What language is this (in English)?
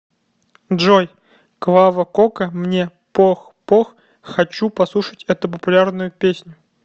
Russian